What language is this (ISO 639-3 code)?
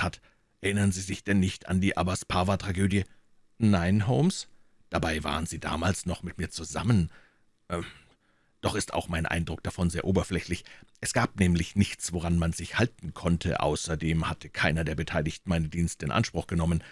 deu